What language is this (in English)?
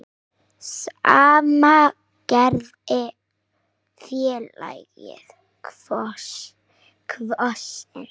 Icelandic